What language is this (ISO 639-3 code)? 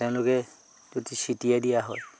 asm